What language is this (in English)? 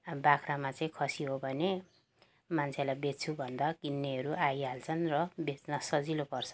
Nepali